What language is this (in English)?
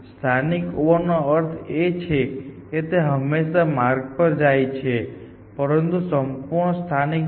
Gujarati